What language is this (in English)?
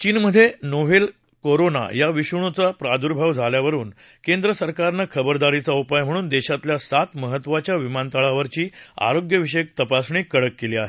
Marathi